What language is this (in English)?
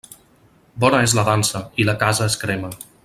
Catalan